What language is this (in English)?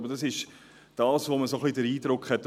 Swiss German